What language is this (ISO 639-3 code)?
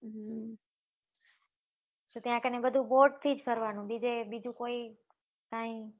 guj